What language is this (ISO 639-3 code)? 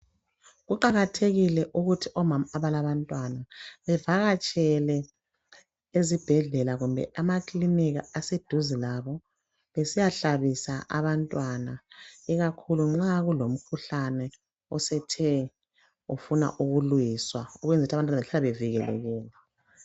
nde